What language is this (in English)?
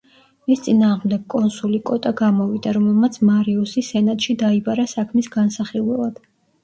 Georgian